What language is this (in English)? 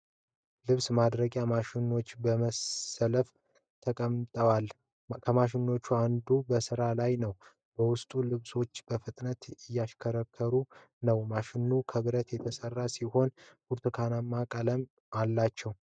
Amharic